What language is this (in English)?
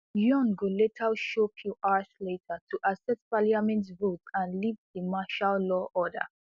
Nigerian Pidgin